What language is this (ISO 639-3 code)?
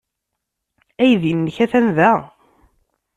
kab